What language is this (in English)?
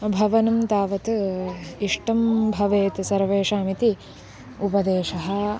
Sanskrit